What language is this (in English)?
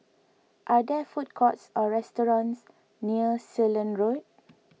English